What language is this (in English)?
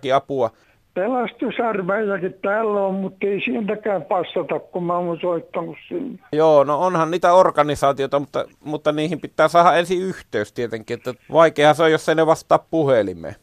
Finnish